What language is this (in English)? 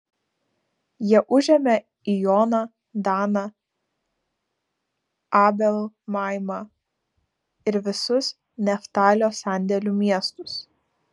Lithuanian